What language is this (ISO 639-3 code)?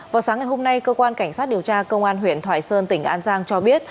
vie